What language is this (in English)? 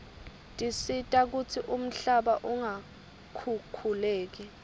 Swati